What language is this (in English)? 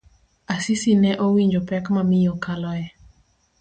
Luo (Kenya and Tanzania)